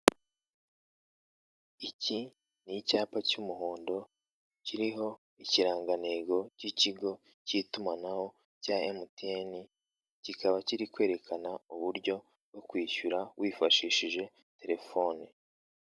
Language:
Kinyarwanda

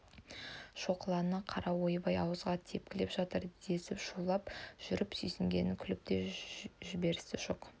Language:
Kazakh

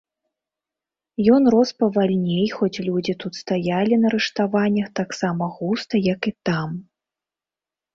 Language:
Belarusian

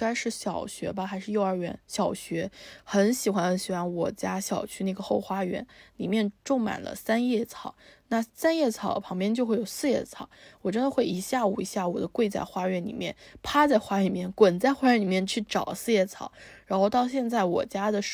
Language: Chinese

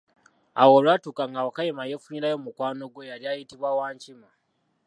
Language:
Ganda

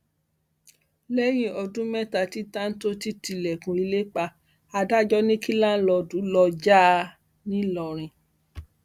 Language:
Yoruba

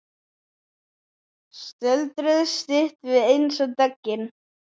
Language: Icelandic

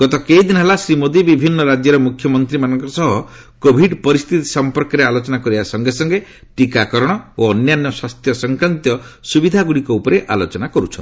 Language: Odia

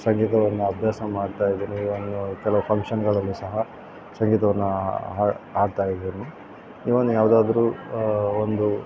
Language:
Kannada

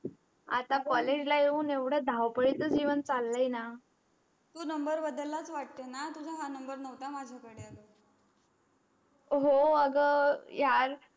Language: Marathi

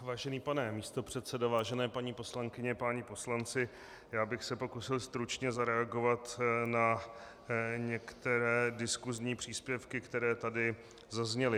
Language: Czech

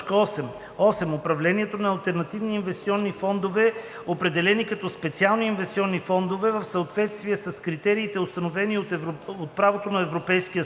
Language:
Bulgarian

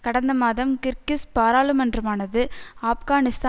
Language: Tamil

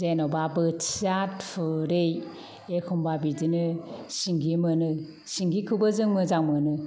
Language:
Bodo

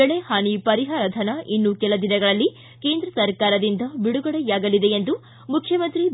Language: Kannada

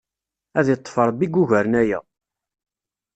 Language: Kabyle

